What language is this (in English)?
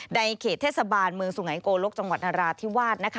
Thai